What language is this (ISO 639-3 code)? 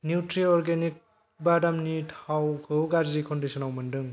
brx